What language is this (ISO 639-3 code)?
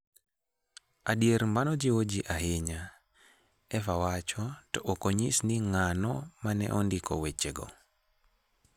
luo